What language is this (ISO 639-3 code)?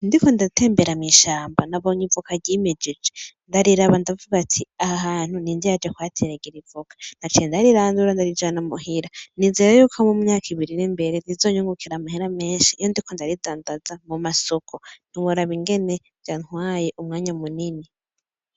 run